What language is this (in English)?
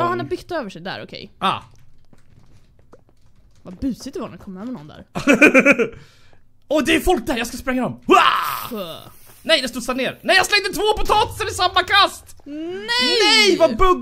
Swedish